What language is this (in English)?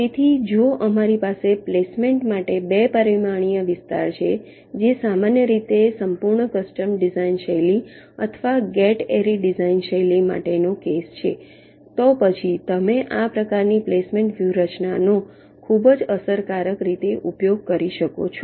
Gujarati